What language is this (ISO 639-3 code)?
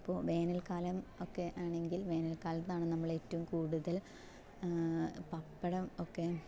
mal